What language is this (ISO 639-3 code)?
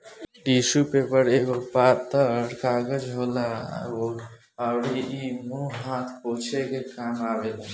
bho